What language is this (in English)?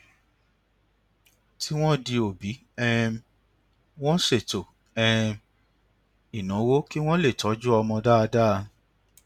Yoruba